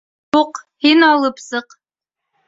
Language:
Bashkir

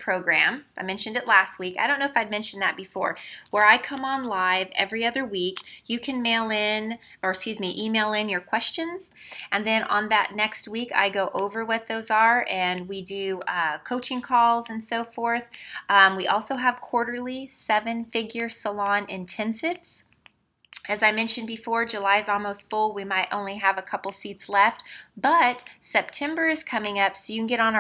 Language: English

